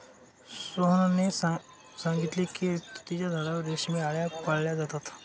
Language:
Marathi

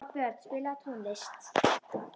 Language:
Icelandic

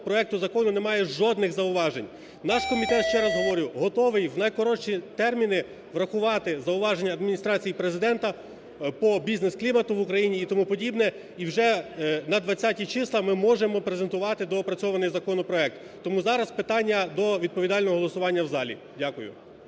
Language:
Ukrainian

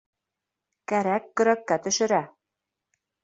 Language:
Bashkir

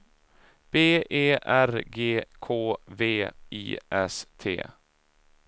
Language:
Swedish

